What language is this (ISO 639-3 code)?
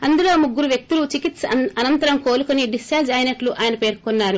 tel